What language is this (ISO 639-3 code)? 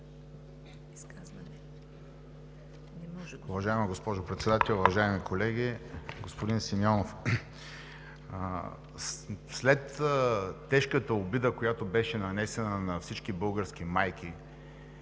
bul